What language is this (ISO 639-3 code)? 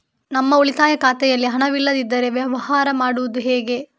kan